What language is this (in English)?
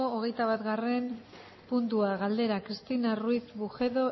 Basque